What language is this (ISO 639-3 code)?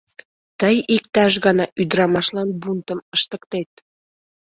chm